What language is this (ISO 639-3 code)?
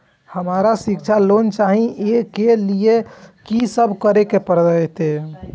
mai